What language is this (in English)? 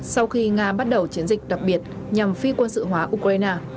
Vietnamese